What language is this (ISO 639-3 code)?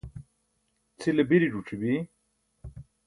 bsk